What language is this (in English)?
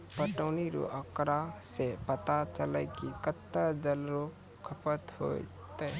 Maithili